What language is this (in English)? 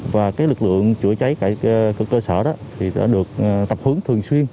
Vietnamese